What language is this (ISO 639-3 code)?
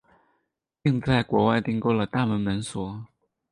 zho